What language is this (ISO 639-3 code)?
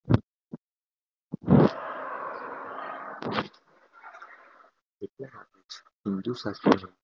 guj